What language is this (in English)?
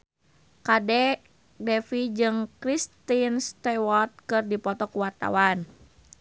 Sundanese